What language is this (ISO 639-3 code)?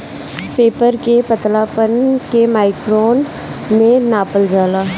bho